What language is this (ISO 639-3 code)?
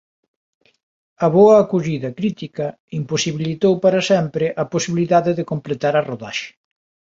glg